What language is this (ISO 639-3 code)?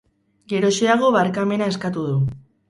eus